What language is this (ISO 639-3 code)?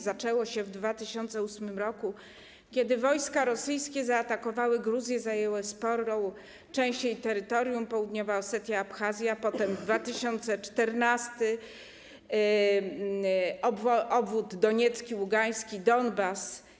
pol